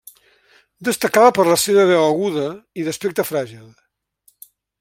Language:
Catalan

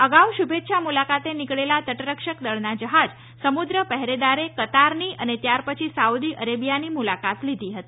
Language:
Gujarati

